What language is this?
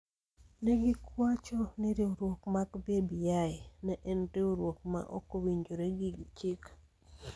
Luo (Kenya and Tanzania)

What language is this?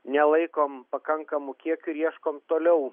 Lithuanian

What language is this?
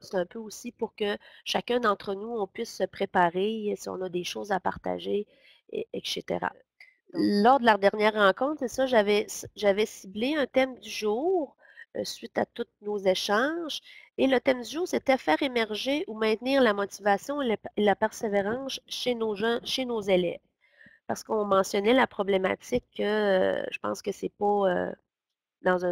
French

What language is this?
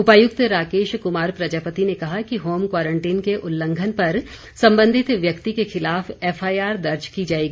Hindi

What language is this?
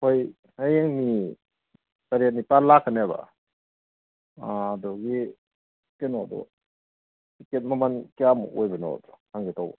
Manipuri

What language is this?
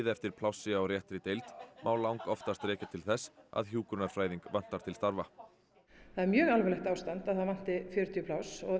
Icelandic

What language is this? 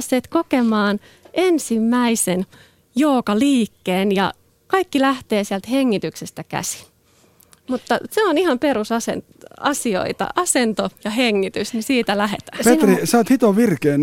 Finnish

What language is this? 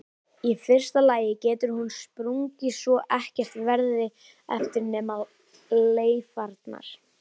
Icelandic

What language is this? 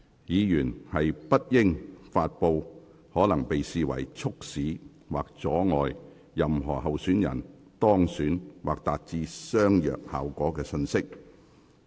Cantonese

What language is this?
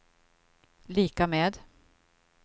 Swedish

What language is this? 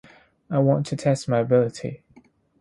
English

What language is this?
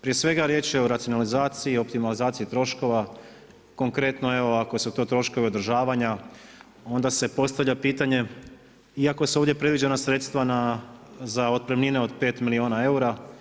Croatian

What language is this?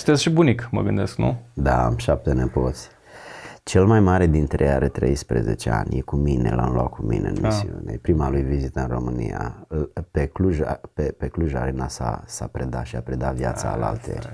Romanian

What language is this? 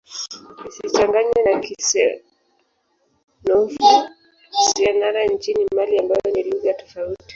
Swahili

